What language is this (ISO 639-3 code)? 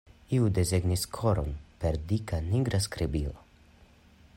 epo